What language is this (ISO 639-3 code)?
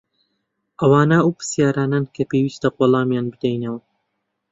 ckb